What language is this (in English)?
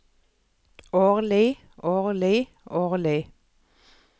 Norwegian